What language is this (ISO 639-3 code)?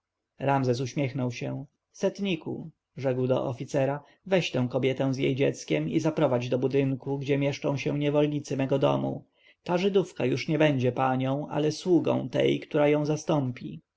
pol